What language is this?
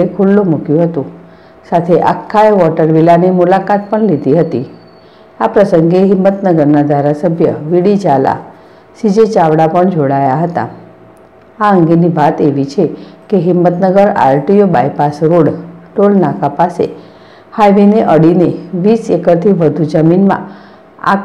Gujarati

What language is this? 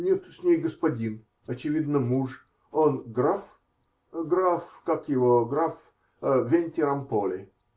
Russian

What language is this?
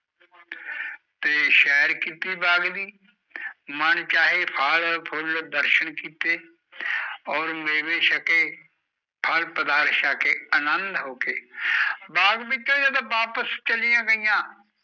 Punjabi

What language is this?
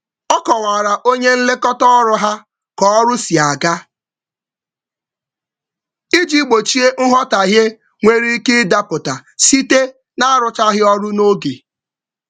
Igbo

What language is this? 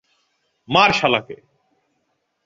Bangla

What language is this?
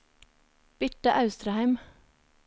Norwegian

